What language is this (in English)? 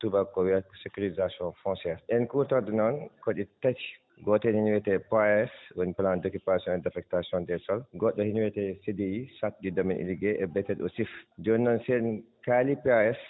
Fula